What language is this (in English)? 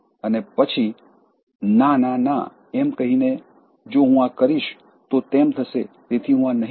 Gujarati